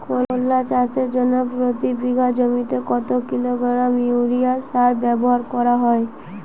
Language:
Bangla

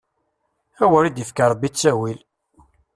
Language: Kabyle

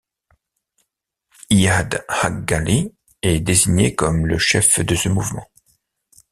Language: French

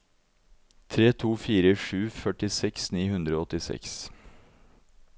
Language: Norwegian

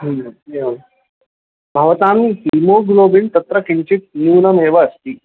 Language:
Sanskrit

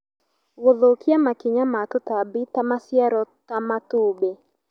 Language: Kikuyu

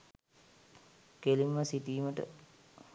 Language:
Sinhala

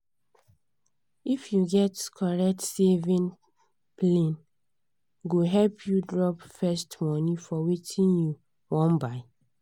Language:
Nigerian Pidgin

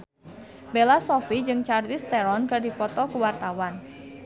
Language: Sundanese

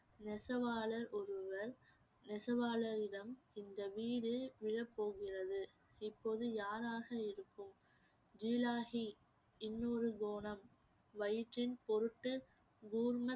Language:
Tamil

